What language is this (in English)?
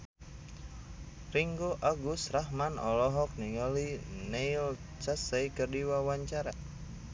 Sundanese